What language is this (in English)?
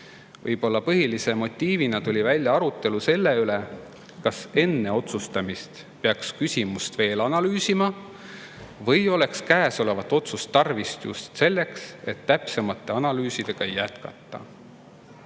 Estonian